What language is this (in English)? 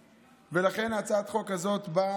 Hebrew